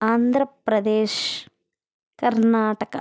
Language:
Telugu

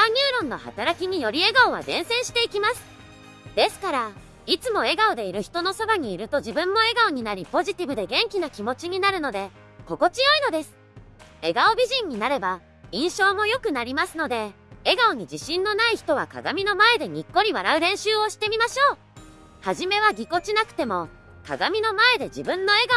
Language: Japanese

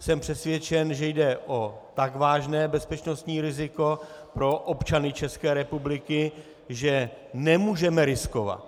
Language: Czech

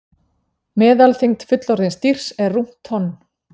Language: Icelandic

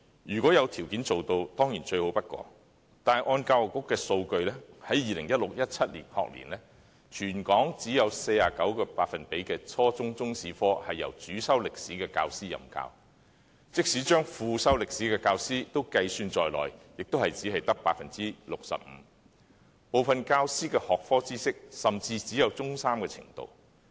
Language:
Cantonese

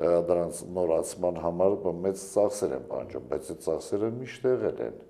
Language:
Turkish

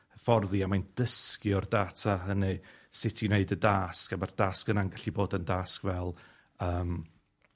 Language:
Welsh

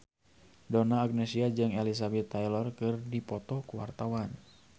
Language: Sundanese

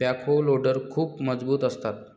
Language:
Marathi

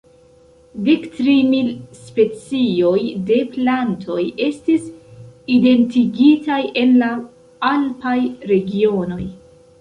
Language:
Esperanto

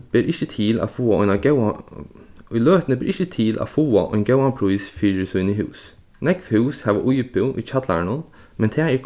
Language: Faroese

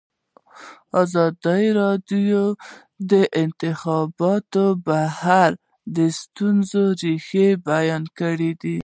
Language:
Pashto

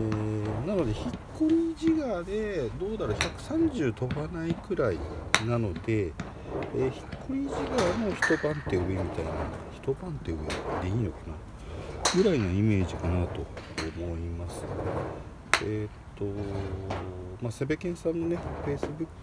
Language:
Japanese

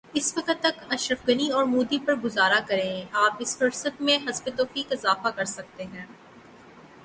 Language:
Urdu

